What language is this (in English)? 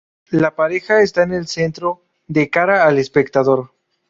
Spanish